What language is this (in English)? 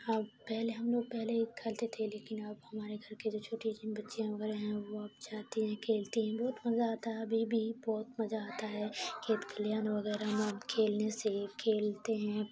Urdu